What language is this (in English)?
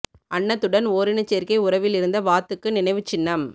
Tamil